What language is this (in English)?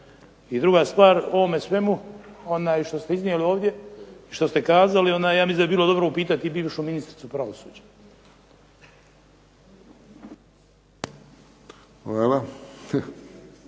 Croatian